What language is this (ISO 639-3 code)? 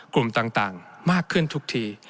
tha